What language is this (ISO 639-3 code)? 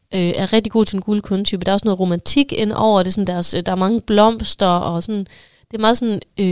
dan